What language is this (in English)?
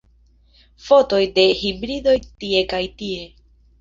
Esperanto